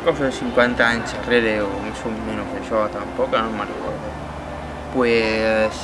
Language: Spanish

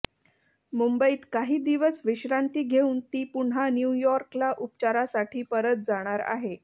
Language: Marathi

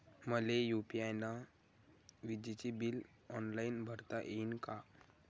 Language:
Marathi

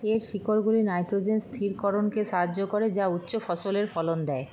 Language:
Bangla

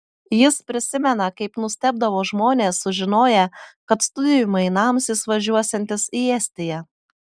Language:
Lithuanian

